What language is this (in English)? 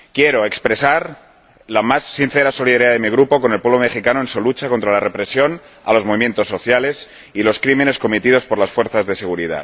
Spanish